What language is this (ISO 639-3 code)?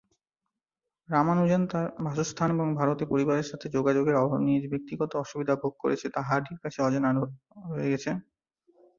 ben